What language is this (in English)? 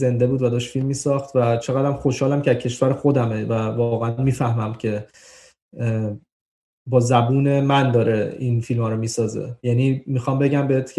Persian